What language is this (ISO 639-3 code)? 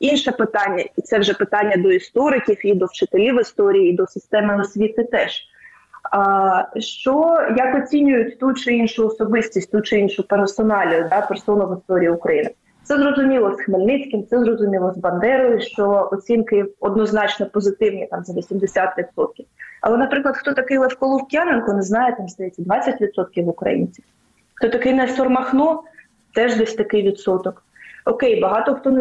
ukr